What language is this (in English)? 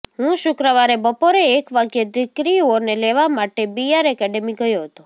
Gujarati